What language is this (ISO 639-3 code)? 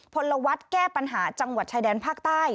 tha